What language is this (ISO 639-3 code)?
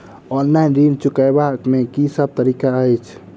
mai